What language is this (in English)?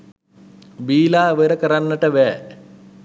Sinhala